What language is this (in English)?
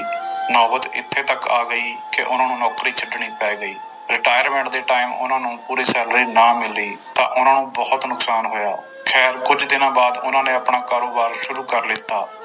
Punjabi